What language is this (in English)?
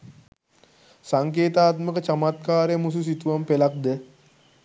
Sinhala